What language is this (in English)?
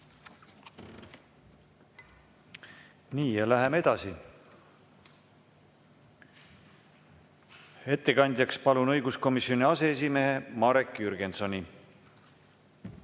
Estonian